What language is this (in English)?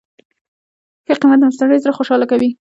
Pashto